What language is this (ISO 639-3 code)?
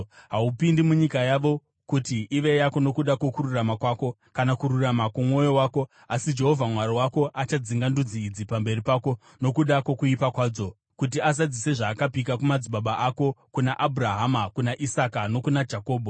sna